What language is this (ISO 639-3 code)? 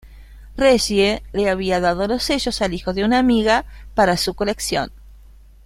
spa